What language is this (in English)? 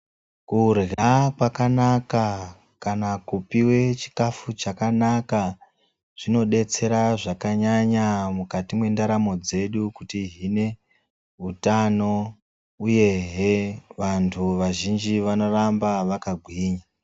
Ndau